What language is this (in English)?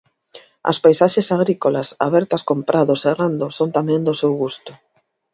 Galician